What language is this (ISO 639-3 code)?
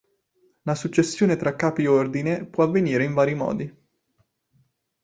ita